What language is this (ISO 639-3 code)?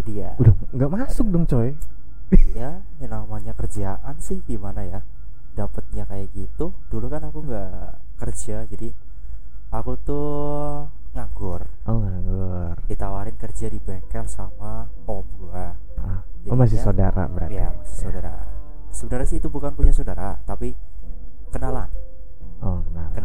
ind